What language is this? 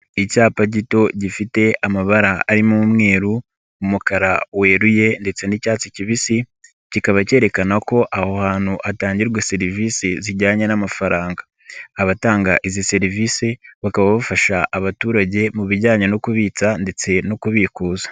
Kinyarwanda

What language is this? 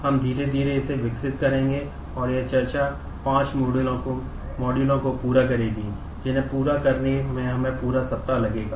Hindi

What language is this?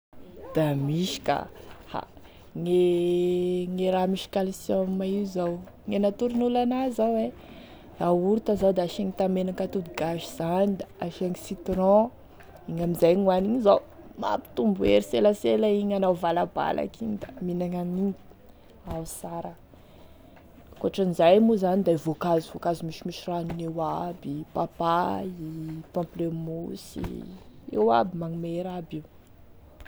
Tesaka Malagasy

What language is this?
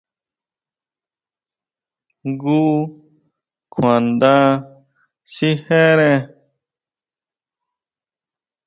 Huautla Mazatec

